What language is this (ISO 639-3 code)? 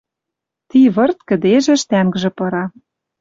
mrj